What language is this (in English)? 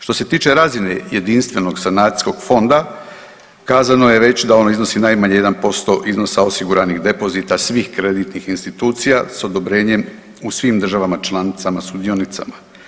Croatian